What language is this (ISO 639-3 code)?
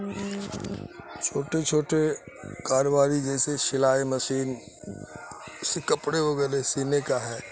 urd